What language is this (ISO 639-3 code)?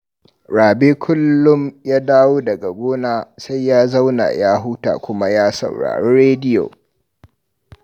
hau